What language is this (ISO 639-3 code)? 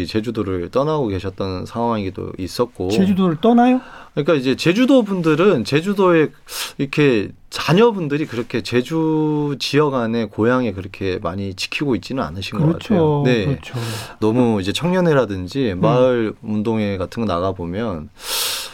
kor